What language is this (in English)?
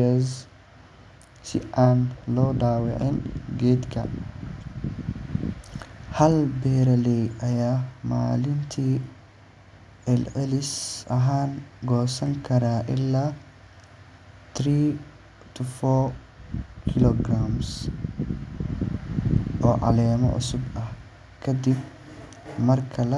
Somali